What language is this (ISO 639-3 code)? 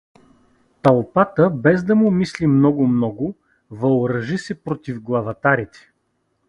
bul